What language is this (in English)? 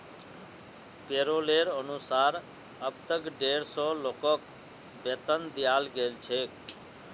Magahi